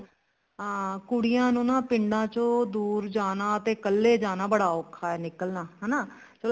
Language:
Punjabi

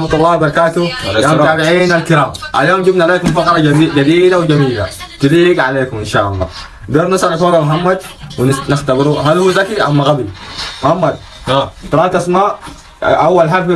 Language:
Arabic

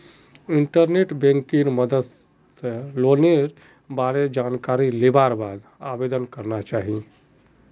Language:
Magahi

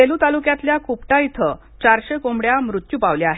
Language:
Marathi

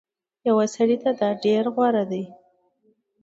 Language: Pashto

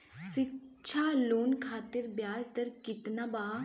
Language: Bhojpuri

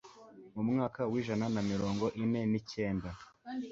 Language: Kinyarwanda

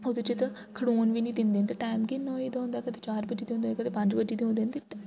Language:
Dogri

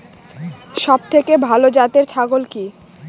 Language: Bangla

